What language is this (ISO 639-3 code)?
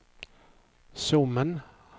swe